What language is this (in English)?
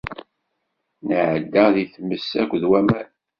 Kabyle